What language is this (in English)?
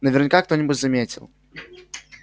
Russian